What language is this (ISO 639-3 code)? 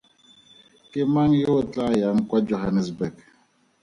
tsn